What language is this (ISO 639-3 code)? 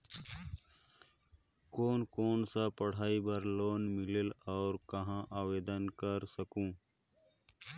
hne